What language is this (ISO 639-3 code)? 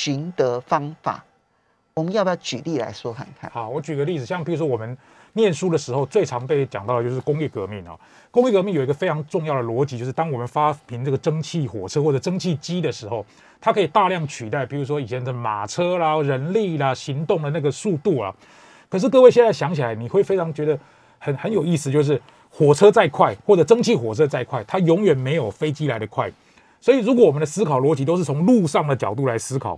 zho